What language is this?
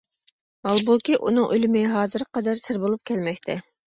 Uyghur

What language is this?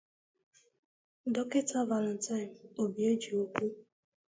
Igbo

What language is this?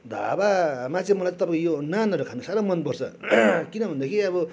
Nepali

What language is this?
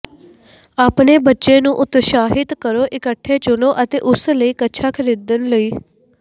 Punjabi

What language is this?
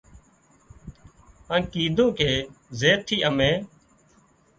Wadiyara Koli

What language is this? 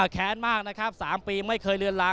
Thai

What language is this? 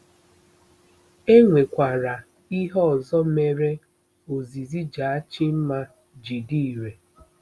Igbo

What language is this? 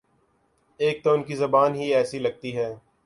Urdu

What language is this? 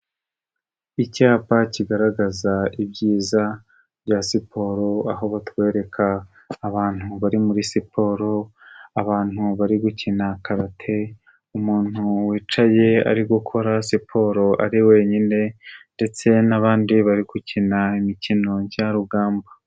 Kinyarwanda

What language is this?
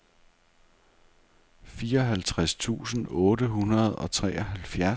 Danish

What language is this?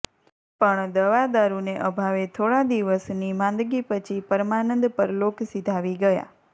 Gujarati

